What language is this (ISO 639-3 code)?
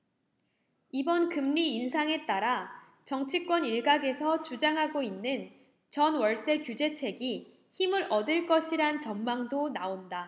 kor